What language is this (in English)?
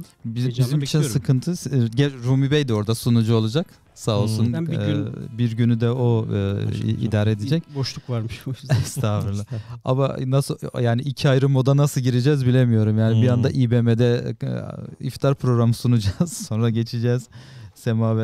Turkish